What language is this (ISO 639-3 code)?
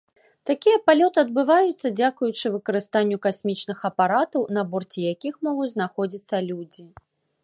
bel